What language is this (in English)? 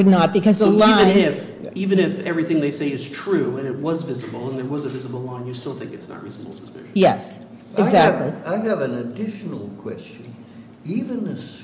English